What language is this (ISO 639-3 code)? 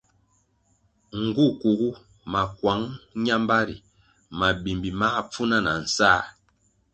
nmg